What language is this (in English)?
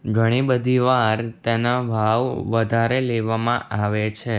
Gujarati